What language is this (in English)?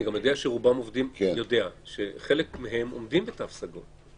Hebrew